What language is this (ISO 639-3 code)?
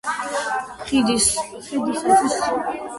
kat